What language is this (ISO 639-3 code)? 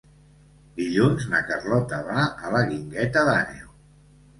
cat